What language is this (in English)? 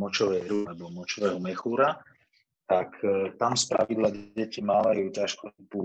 Slovak